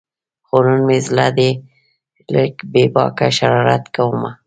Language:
Pashto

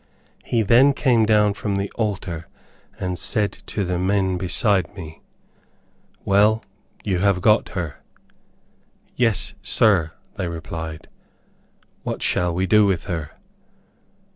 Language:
English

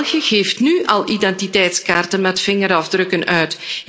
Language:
Dutch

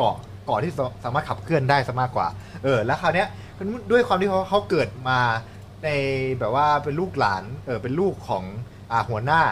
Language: Thai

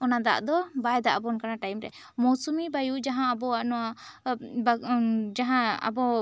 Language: Santali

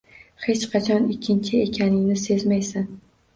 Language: Uzbek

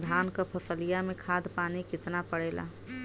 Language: Bhojpuri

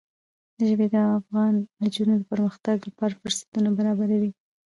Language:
Pashto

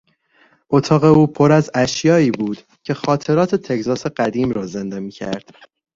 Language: Persian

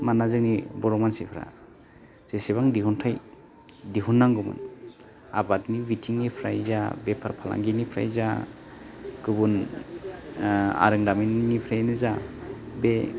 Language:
Bodo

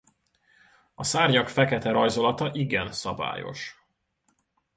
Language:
Hungarian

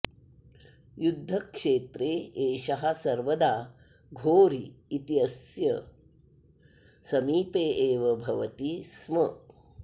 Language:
Sanskrit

